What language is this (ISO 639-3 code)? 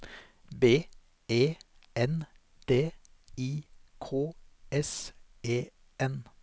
nor